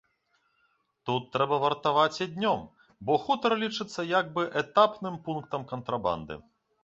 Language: Belarusian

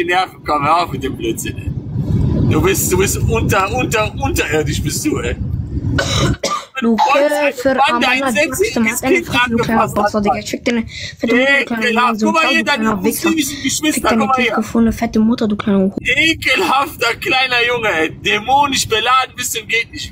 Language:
German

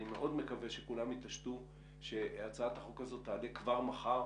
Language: Hebrew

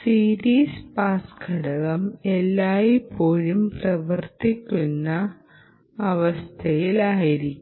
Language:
Malayalam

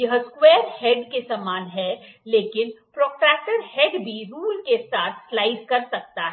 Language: Hindi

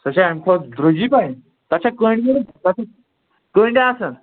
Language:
Kashmiri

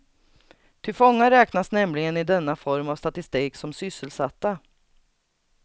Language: Swedish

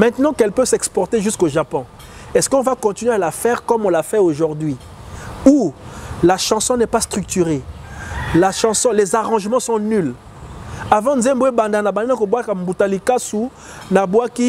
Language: French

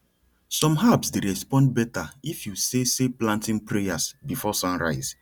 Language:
Nigerian Pidgin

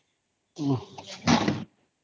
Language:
Odia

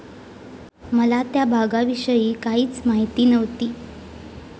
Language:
Marathi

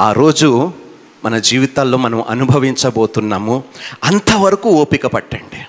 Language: Telugu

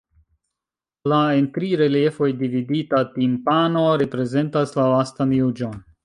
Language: Esperanto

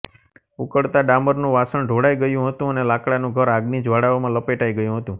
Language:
Gujarati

